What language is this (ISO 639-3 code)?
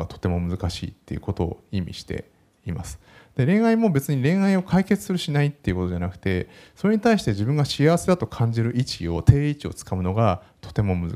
jpn